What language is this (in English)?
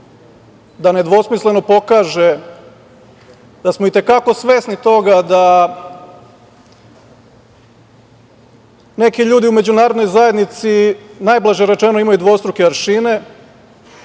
Serbian